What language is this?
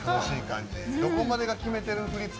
Japanese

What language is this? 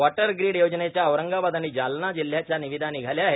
Marathi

